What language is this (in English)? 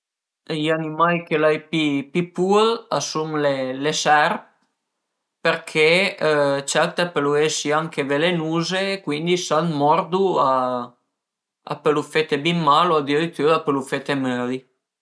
Piedmontese